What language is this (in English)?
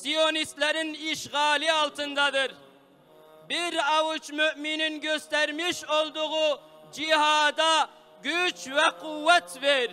Turkish